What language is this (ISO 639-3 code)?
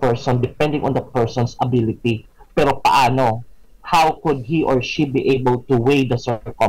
fil